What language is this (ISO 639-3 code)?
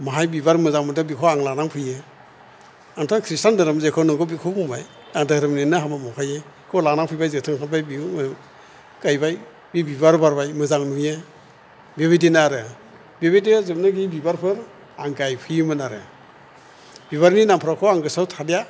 brx